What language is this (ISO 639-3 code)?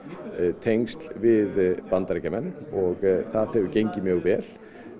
isl